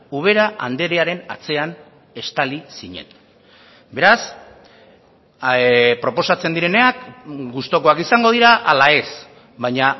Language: Basque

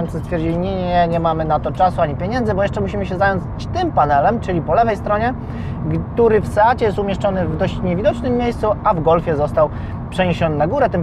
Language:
Polish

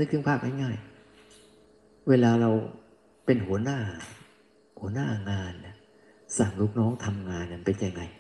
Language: Thai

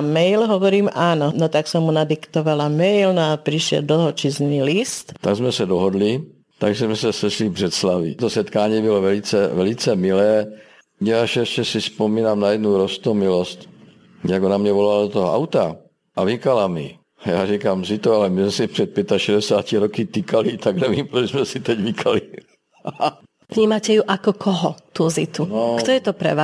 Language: Czech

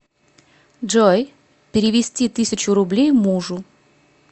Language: Russian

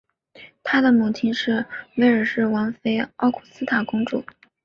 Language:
Chinese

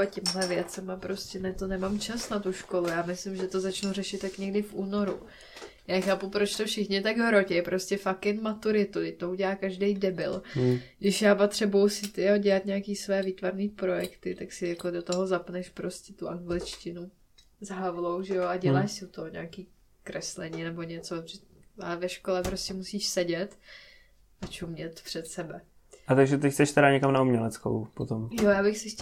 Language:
Czech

